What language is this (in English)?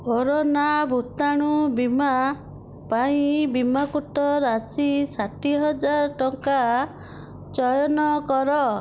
Odia